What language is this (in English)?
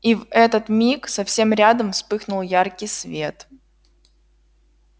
Russian